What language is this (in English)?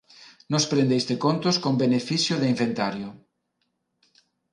Interlingua